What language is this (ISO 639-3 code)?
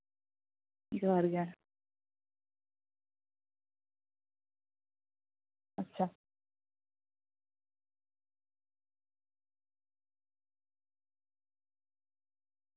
sat